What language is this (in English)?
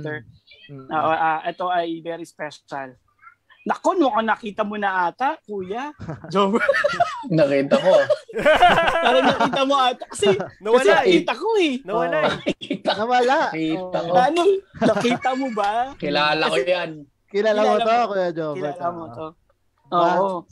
Filipino